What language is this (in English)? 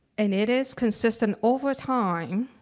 English